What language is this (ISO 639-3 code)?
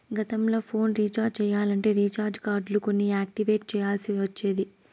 tel